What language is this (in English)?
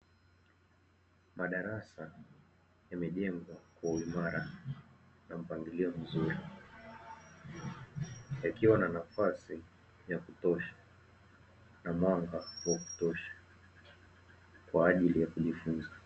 Swahili